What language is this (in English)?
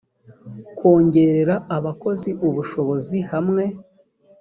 Kinyarwanda